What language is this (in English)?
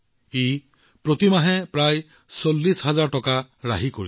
Assamese